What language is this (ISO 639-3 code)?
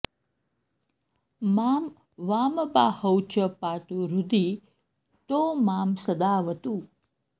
san